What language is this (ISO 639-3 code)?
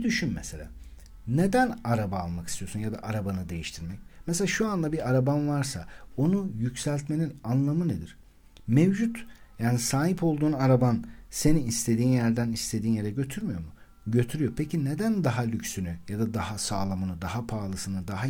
tur